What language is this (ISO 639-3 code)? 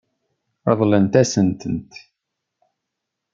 kab